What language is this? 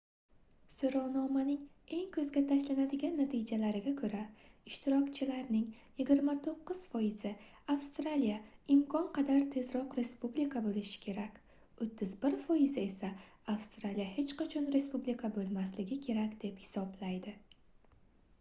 Uzbek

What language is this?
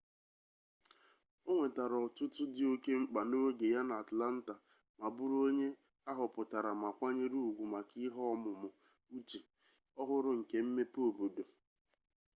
Igbo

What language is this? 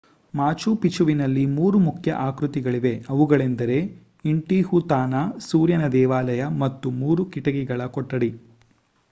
Kannada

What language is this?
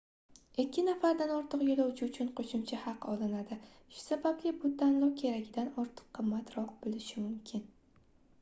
Uzbek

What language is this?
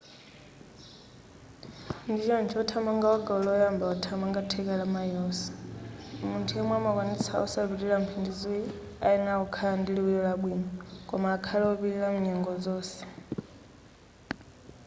Nyanja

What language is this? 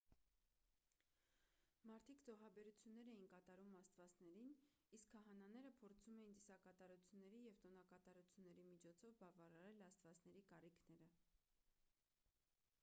Armenian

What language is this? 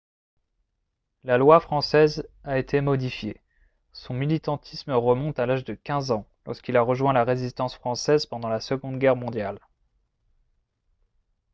French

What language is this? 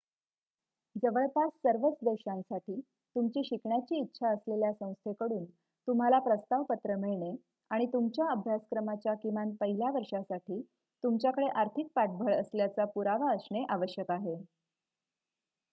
Marathi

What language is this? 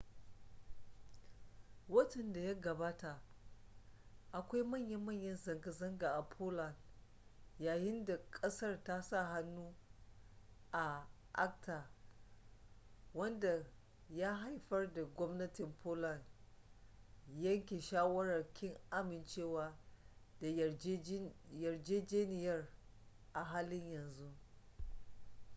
Hausa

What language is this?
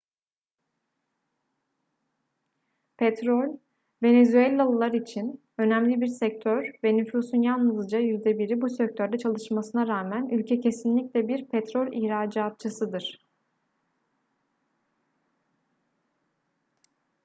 Turkish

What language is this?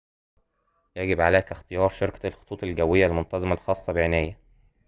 Arabic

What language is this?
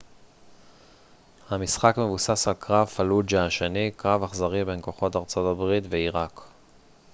Hebrew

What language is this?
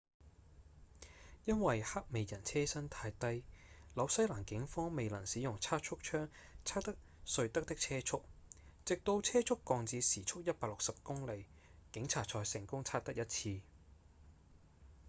Cantonese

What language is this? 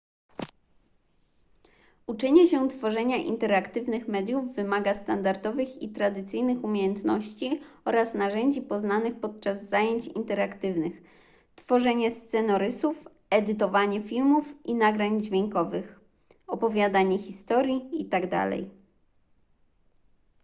Polish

